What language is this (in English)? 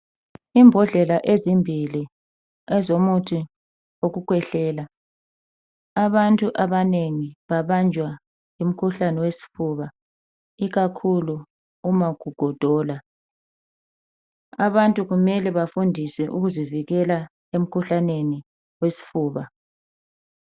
North Ndebele